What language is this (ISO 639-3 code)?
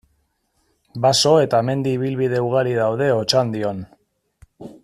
eus